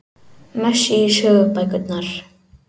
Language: Icelandic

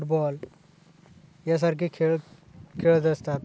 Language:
Marathi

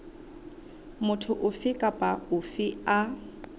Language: Southern Sotho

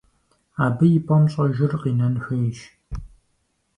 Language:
Kabardian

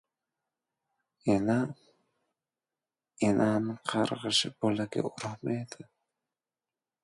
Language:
Uzbek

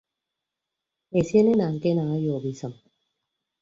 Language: Ibibio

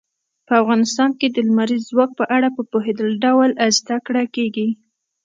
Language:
Pashto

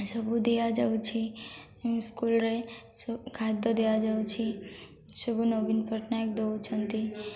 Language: Odia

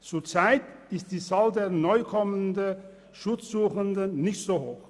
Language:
Swiss German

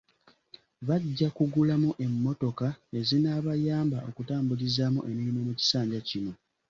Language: Ganda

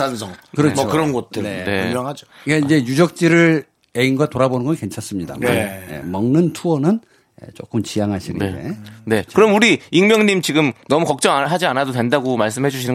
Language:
Korean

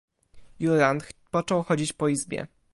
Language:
Polish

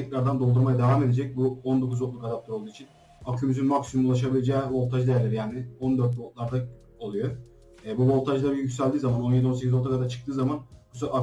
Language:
Turkish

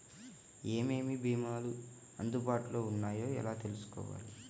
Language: Telugu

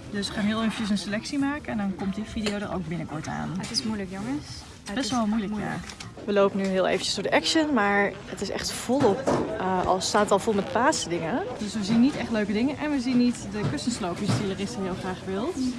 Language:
Dutch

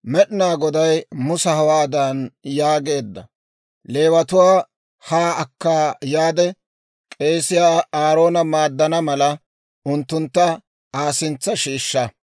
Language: Dawro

